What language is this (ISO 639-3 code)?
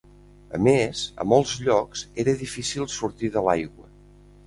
cat